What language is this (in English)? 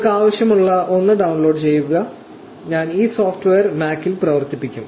Malayalam